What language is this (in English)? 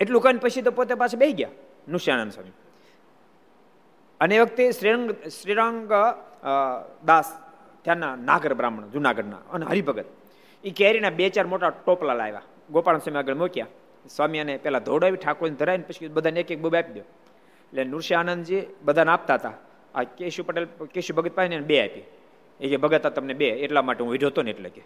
Gujarati